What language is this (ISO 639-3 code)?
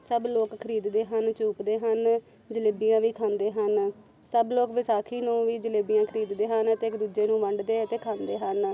pan